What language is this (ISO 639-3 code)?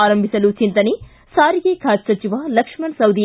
kan